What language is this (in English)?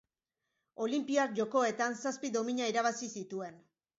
Basque